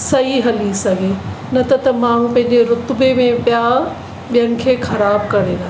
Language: Sindhi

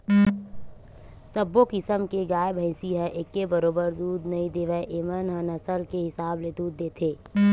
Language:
Chhattisgarhi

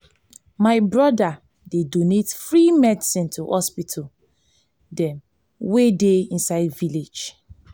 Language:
Nigerian Pidgin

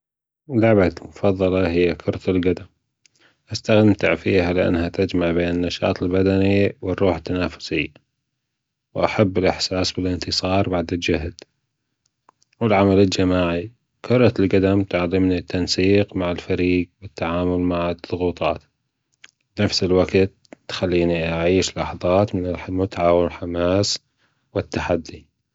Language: Gulf Arabic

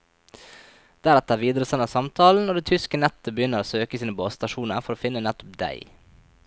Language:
Norwegian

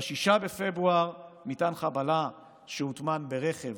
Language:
Hebrew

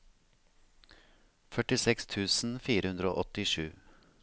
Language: Norwegian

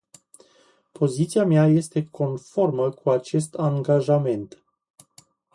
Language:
Romanian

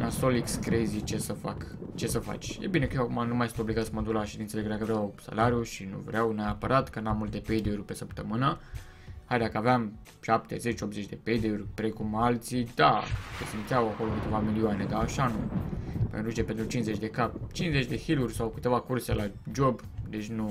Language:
Romanian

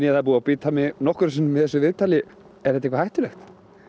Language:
Icelandic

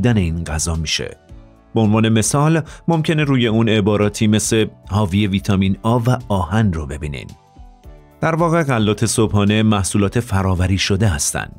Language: Persian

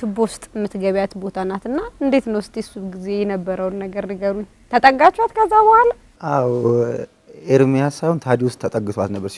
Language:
Arabic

